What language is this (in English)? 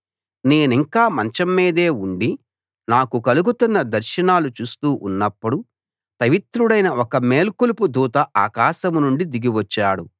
Telugu